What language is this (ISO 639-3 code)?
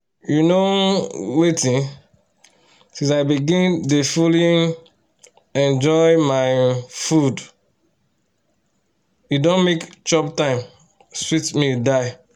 pcm